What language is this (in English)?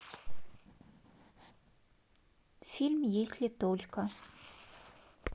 Russian